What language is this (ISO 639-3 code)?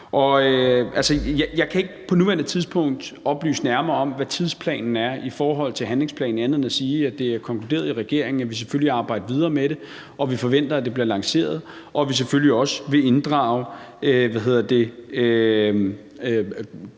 dan